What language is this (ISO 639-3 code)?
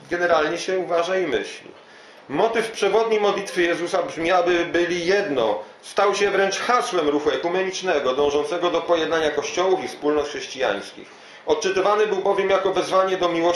pol